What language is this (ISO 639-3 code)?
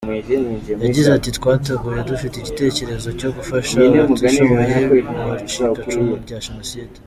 kin